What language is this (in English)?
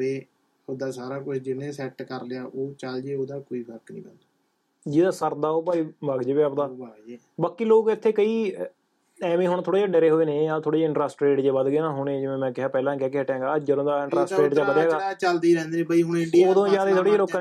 Punjabi